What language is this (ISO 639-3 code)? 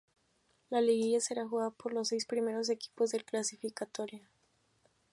spa